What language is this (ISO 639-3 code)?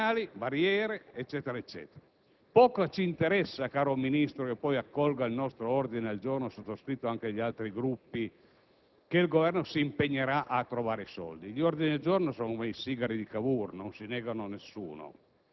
ita